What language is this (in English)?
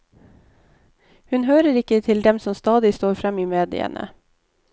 Norwegian